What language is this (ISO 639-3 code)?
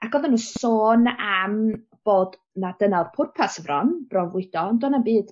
cym